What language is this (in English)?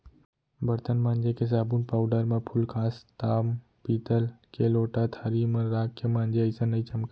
Chhattisgarhi